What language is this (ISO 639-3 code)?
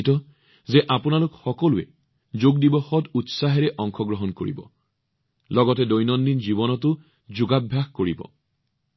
asm